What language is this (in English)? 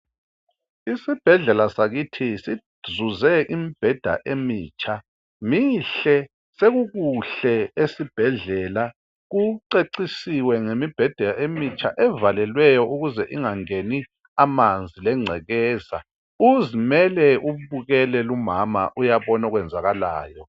North Ndebele